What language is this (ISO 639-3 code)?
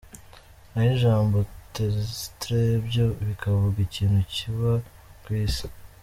kin